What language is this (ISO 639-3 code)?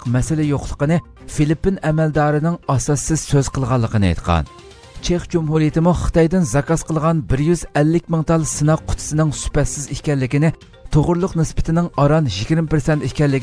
tur